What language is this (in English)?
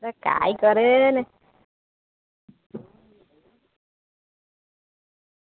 Gujarati